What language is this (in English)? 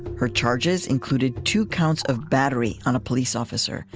English